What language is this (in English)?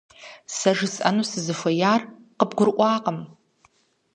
Kabardian